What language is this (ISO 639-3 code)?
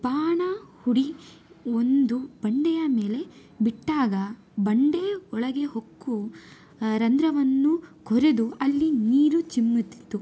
kan